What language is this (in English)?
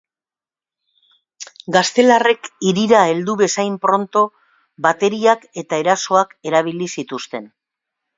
Basque